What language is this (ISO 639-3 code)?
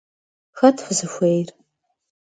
kbd